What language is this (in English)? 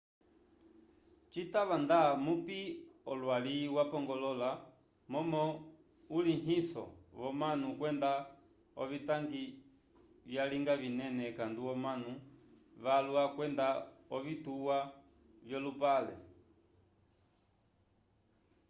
Umbundu